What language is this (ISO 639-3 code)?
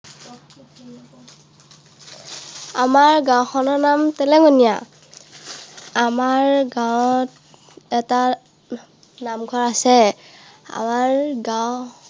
asm